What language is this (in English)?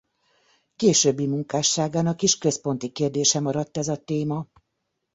Hungarian